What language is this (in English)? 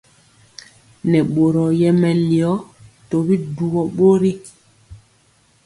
Mpiemo